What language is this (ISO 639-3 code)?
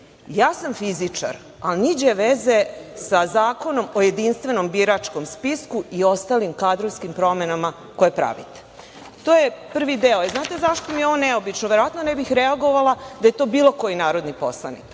srp